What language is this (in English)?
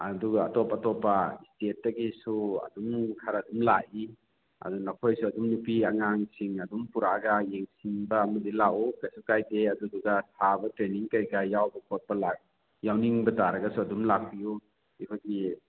Manipuri